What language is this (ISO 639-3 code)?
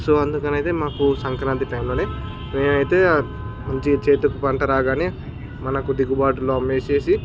tel